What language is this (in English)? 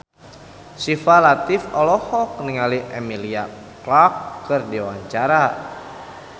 Sundanese